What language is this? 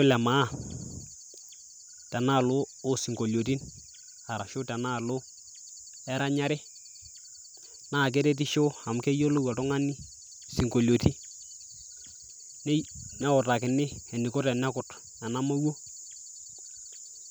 Masai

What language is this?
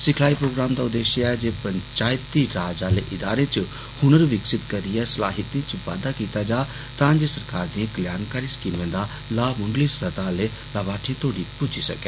Dogri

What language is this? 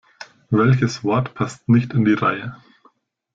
German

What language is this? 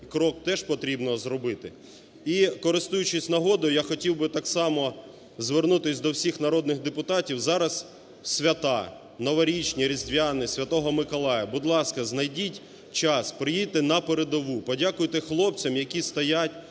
Ukrainian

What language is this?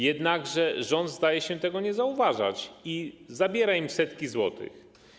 Polish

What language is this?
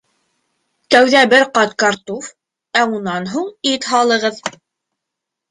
Bashkir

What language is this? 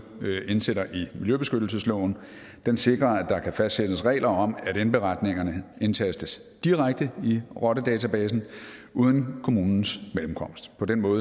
Danish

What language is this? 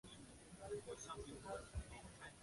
Chinese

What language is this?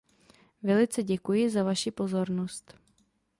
Czech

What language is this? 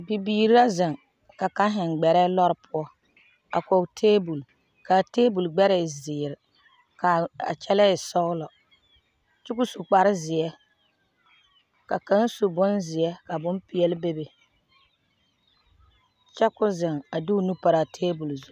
Southern Dagaare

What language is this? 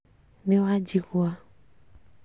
Kikuyu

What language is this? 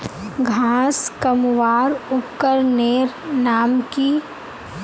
Magahi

